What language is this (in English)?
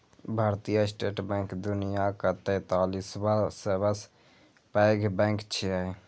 Maithili